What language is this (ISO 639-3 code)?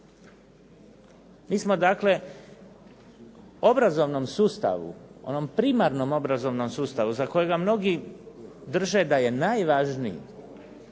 hrv